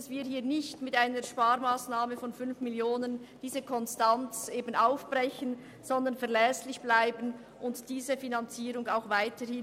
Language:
Swiss German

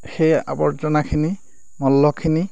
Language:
Assamese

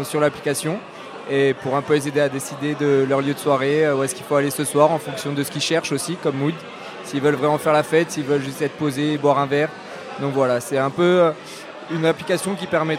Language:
French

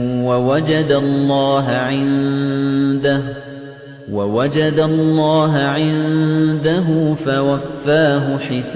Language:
Arabic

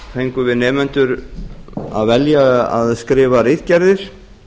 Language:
Icelandic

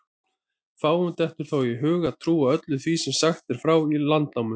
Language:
Icelandic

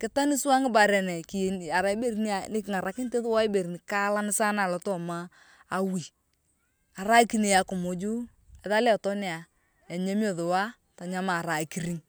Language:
Turkana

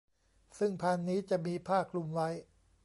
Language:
Thai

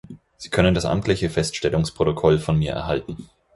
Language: German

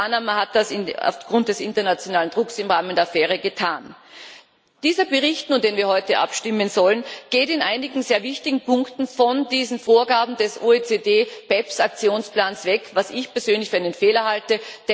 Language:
German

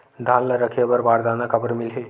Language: Chhattisgarhi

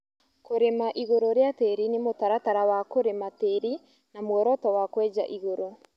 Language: Kikuyu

